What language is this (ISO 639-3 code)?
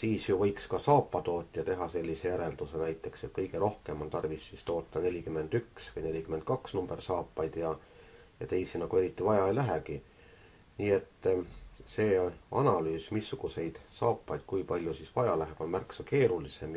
fin